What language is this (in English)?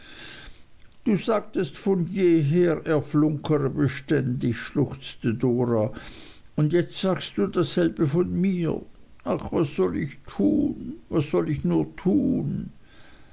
German